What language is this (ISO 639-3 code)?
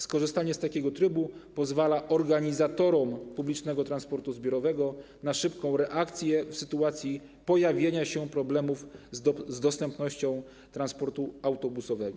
pol